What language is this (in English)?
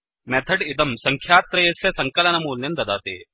Sanskrit